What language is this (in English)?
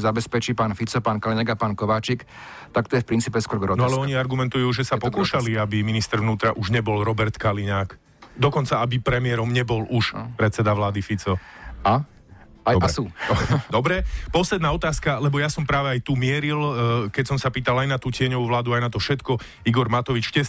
Slovak